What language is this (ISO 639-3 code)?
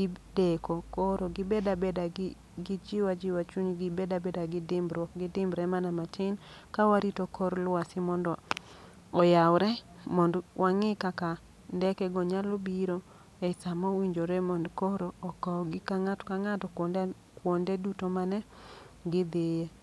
luo